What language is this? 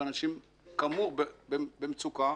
Hebrew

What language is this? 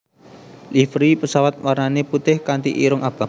Javanese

